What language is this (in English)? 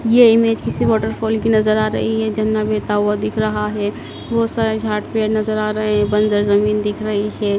Hindi